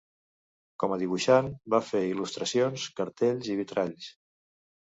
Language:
Catalan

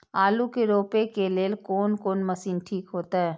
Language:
Maithili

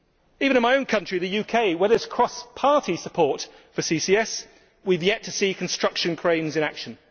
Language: English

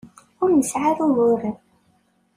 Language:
Kabyle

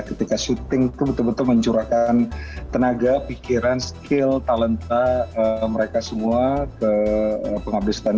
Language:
Indonesian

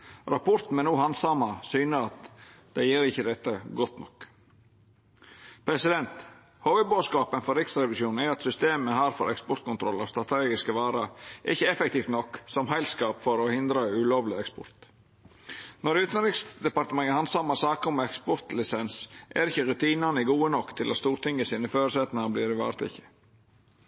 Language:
Norwegian Nynorsk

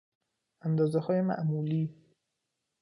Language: Persian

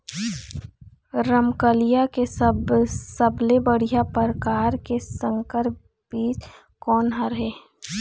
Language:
Chhattisgarhi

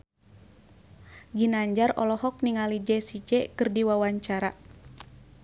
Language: Sundanese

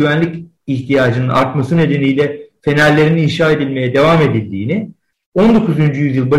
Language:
Turkish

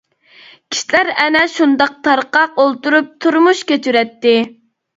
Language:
Uyghur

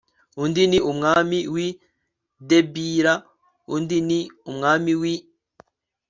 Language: Kinyarwanda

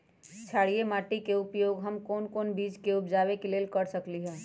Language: Magahi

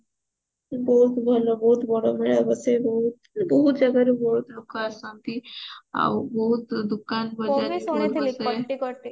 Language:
Odia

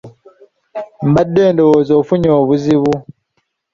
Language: Ganda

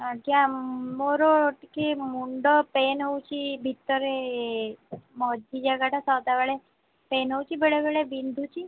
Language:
Odia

